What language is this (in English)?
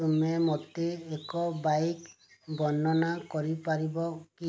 Odia